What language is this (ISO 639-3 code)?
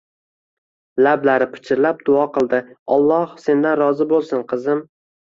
uzb